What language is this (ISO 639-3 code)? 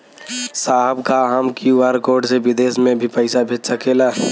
bho